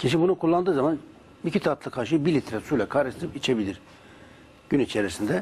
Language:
Turkish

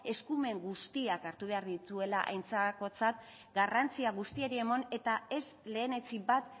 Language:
Basque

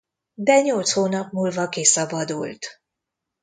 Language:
Hungarian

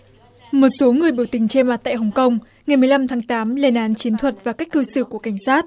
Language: Vietnamese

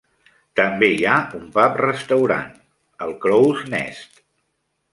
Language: Catalan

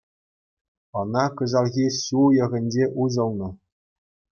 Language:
Chuvash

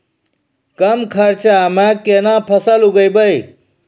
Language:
Maithili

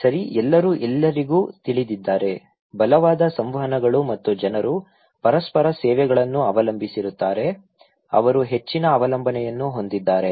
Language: Kannada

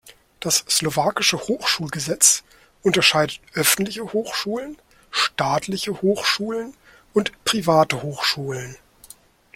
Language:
German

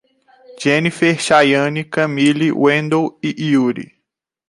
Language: Portuguese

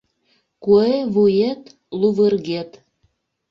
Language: Mari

